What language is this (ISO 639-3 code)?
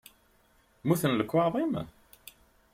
kab